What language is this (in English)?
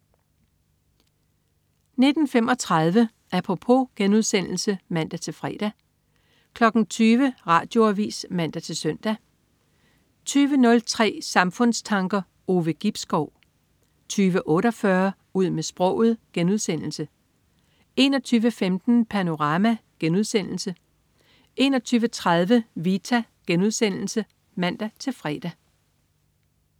Danish